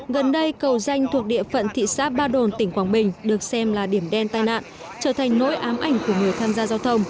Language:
Vietnamese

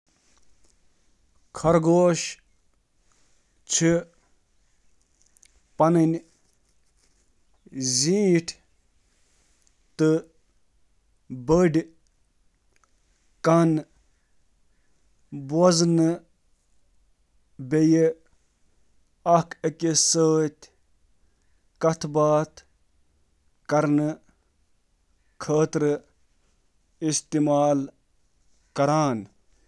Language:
Kashmiri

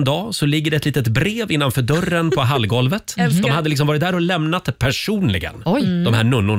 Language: Swedish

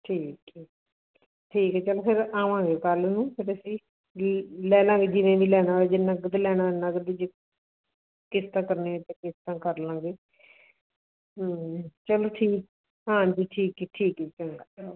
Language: Punjabi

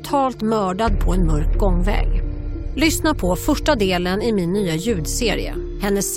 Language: Swedish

